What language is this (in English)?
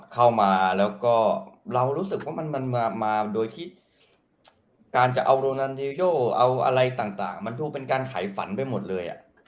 Thai